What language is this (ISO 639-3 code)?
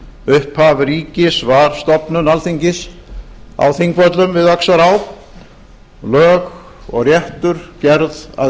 isl